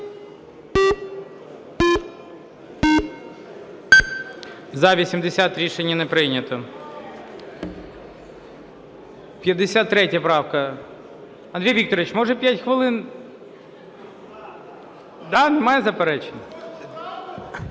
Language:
Ukrainian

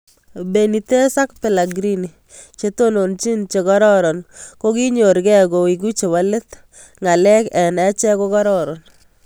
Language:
Kalenjin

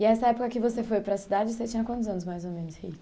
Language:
Portuguese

